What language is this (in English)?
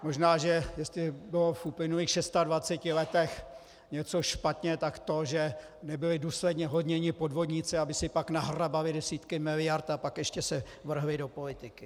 Czech